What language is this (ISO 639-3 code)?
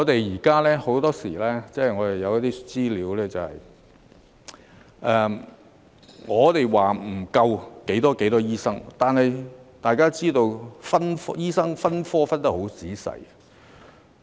yue